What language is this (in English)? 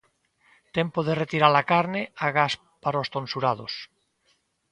Galician